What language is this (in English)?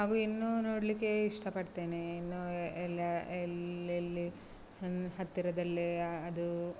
Kannada